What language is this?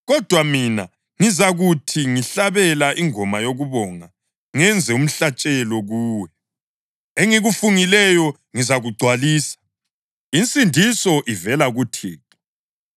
North Ndebele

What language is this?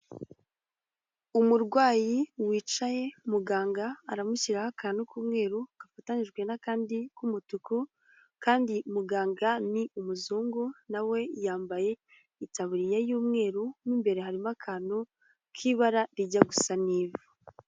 Kinyarwanda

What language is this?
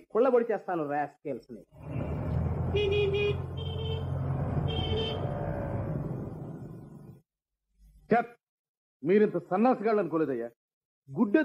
Telugu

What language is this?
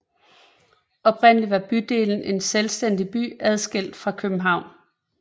Danish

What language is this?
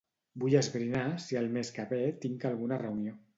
Catalan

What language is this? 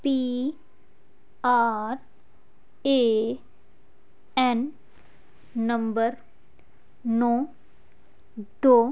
Punjabi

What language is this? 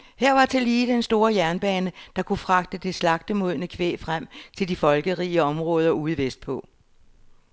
Danish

